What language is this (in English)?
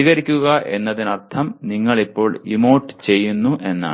Malayalam